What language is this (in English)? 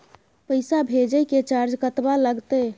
Maithili